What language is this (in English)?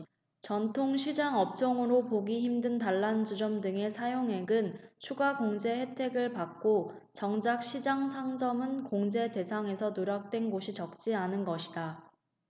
Korean